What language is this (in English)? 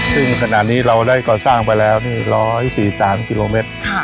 Thai